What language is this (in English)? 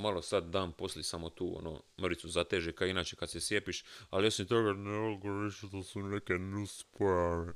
Croatian